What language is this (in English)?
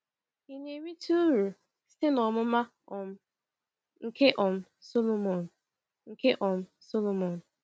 Igbo